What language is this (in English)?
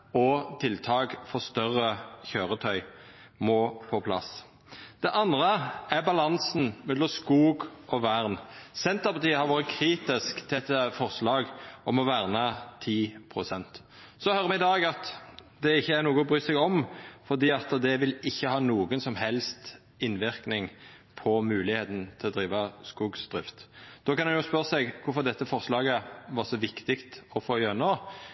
Norwegian Nynorsk